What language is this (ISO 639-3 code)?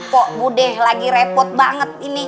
ind